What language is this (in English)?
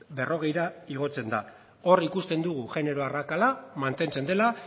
Basque